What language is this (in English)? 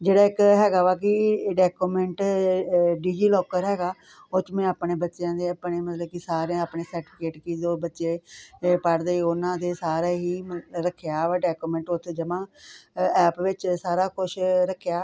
Punjabi